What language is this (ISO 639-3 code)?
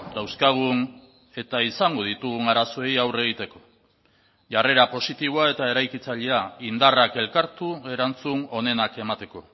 eus